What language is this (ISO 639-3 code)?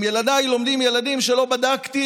heb